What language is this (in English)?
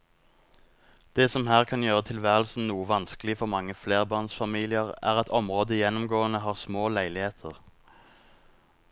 Norwegian